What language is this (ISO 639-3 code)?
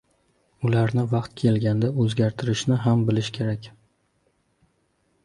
uzb